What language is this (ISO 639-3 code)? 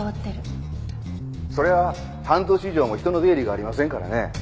jpn